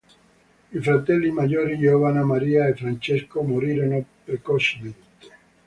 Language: Italian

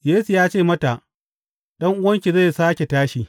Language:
Hausa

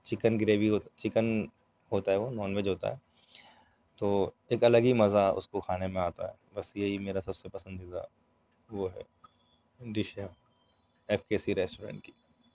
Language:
Urdu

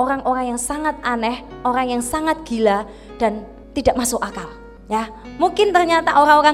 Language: Indonesian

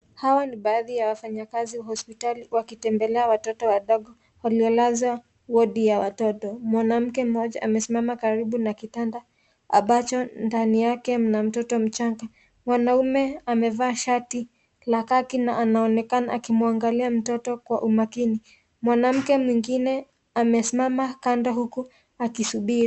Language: Swahili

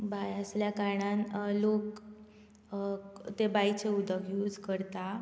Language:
Konkani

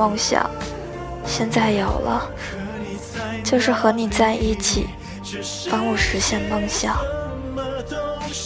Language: Chinese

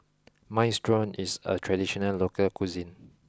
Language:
English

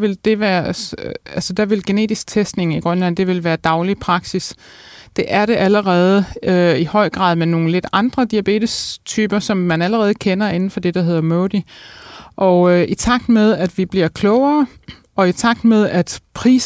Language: Danish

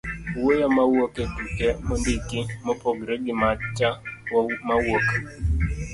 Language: Luo (Kenya and Tanzania)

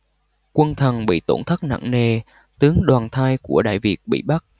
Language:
Vietnamese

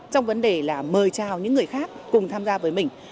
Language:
Vietnamese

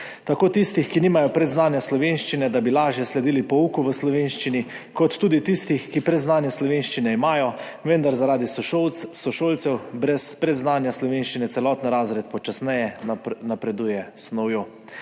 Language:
Slovenian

